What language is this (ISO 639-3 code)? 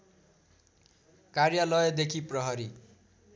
nep